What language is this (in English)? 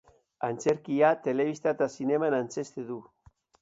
Basque